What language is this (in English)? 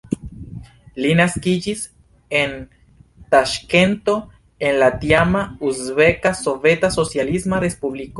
Esperanto